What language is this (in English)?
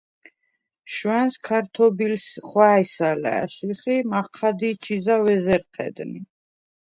Svan